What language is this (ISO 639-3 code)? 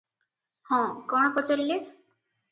ori